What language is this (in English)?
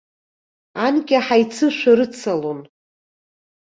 Abkhazian